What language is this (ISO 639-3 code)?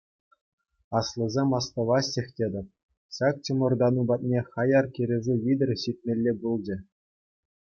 chv